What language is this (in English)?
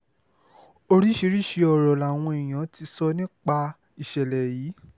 Yoruba